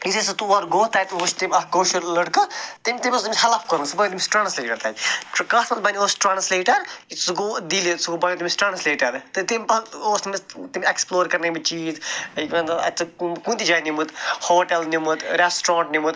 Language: Kashmiri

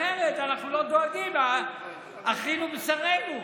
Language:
Hebrew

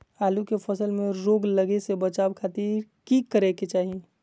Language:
Magahi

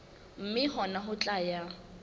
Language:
Southern Sotho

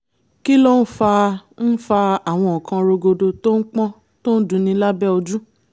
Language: Yoruba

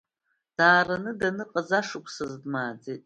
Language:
Abkhazian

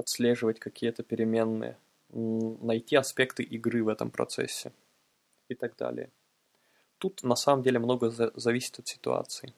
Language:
Russian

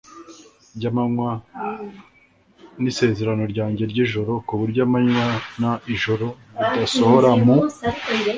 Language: Kinyarwanda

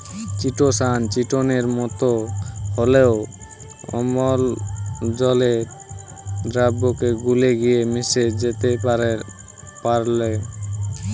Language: Bangla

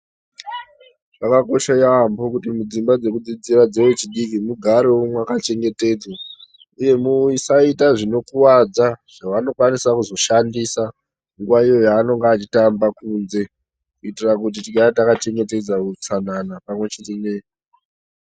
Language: Ndau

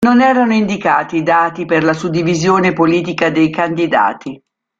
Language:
Italian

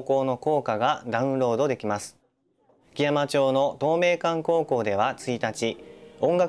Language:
Japanese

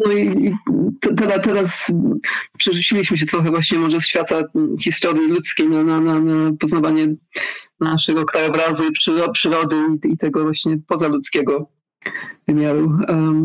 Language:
Polish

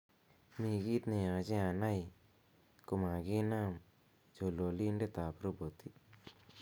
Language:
Kalenjin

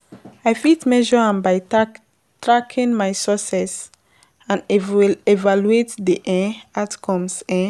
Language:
Nigerian Pidgin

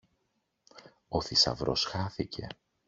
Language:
Greek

